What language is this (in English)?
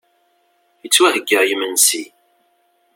Kabyle